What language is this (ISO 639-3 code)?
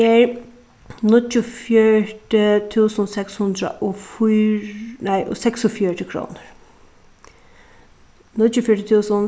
fao